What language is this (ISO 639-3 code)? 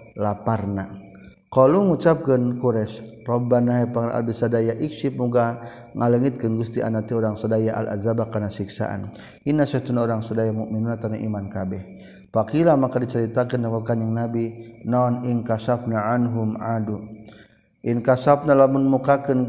msa